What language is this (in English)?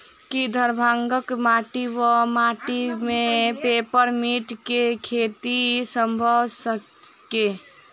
Maithili